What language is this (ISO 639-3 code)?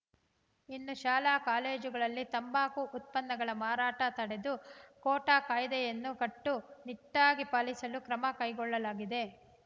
kan